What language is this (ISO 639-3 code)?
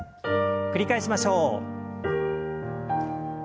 jpn